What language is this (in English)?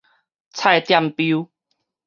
Min Nan Chinese